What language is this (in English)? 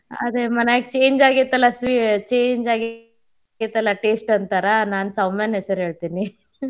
Kannada